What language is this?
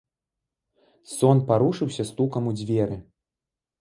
Belarusian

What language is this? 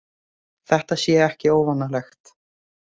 Icelandic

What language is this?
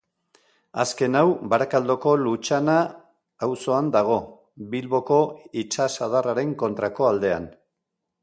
Basque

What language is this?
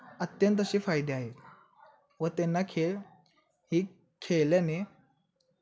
Marathi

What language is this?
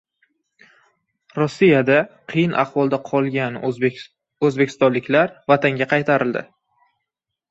Uzbek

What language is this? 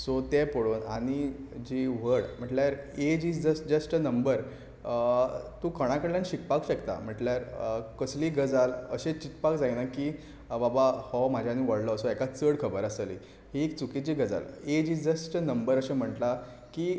Konkani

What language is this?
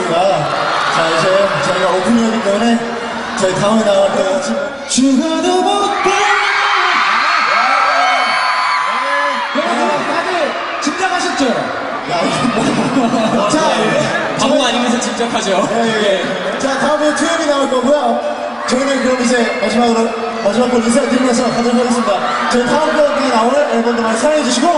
Korean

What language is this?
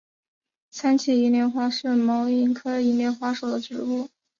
Chinese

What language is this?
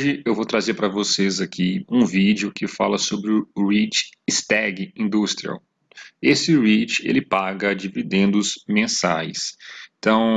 Portuguese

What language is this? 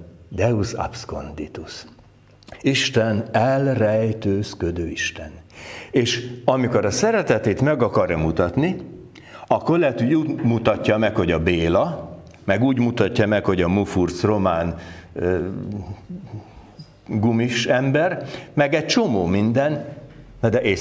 Hungarian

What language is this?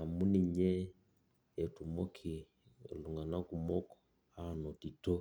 Masai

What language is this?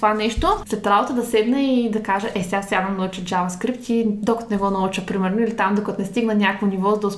Bulgarian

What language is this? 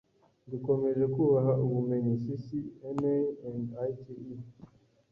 Kinyarwanda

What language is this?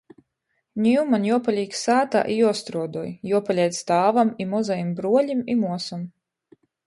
Latgalian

